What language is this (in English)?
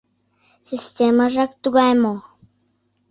Mari